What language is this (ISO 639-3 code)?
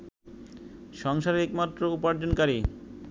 ben